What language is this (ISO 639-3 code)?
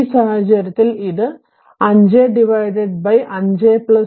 mal